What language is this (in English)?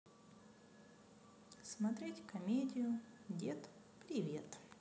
Russian